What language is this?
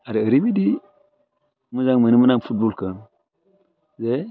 Bodo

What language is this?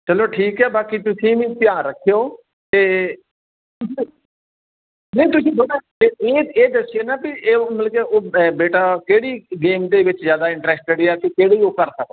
Punjabi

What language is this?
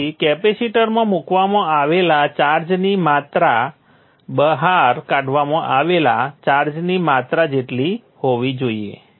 Gujarati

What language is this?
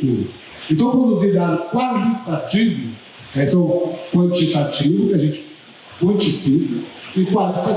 Portuguese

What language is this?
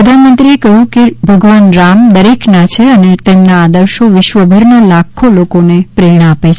Gujarati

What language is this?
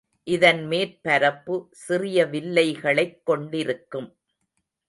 Tamil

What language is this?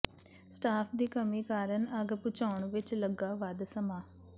Punjabi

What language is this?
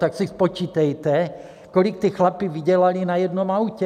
Czech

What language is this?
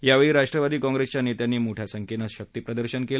Marathi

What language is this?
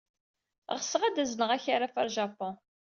Kabyle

